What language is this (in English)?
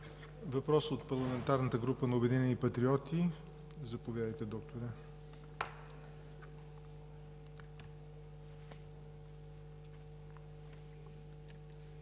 Bulgarian